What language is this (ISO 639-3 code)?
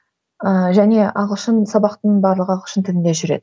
kaz